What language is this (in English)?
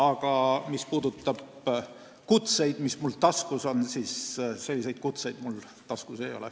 Estonian